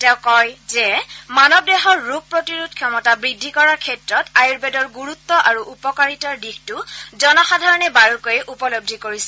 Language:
Assamese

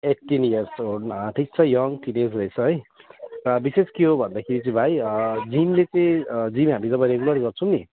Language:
Nepali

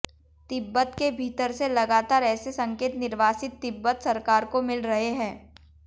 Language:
Hindi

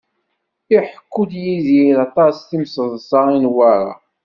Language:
Kabyle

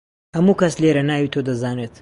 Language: Central Kurdish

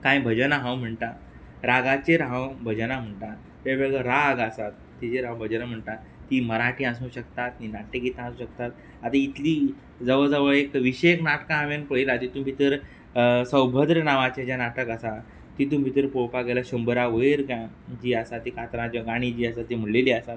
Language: Konkani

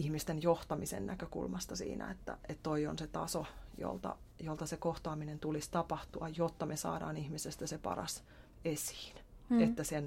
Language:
Finnish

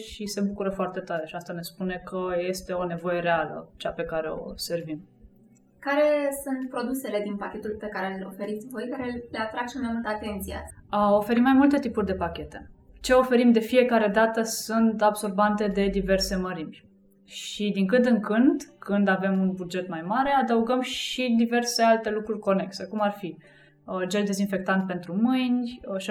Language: Romanian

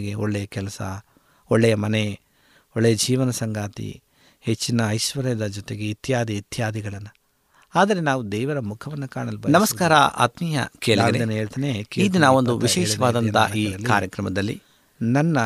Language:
Kannada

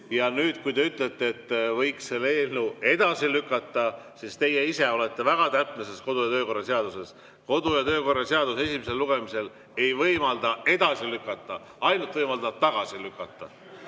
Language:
Estonian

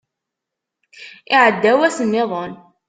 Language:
Kabyle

